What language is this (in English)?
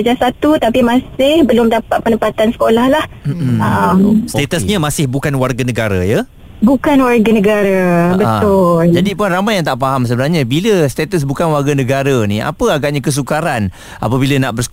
Malay